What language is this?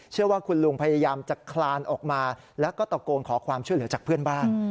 Thai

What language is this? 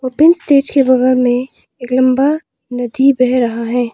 Hindi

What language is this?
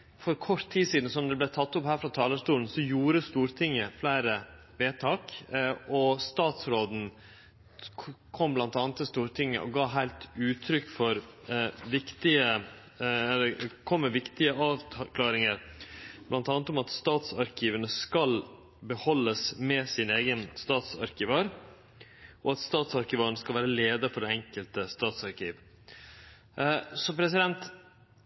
Norwegian Nynorsk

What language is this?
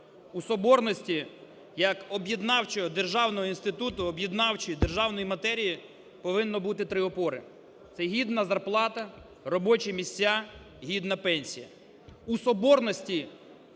Ukrainian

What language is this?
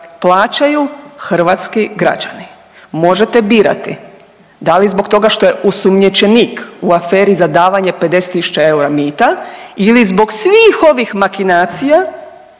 Croatian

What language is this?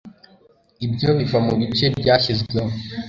Kinyarwanda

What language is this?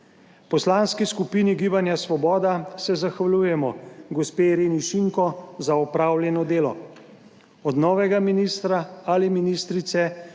Slovenian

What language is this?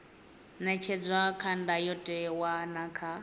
Venda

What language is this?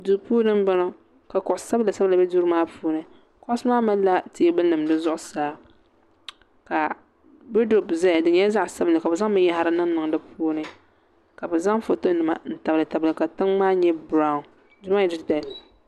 Dagbani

